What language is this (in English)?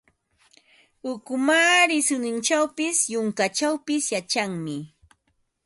Ambo-Pasco Quechua